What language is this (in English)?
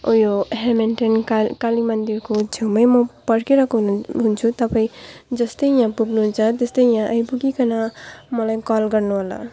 Nepali